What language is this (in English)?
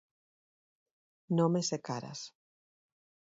Galician